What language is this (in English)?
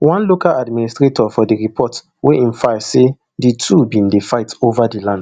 Nigerian Pidgin